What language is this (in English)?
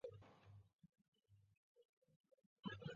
Chinese